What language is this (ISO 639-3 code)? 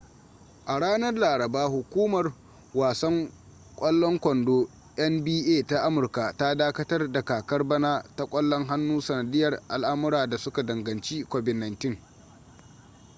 hau